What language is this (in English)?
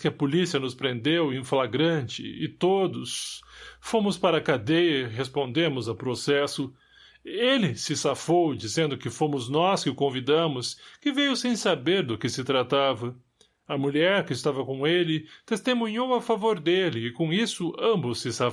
Portuguese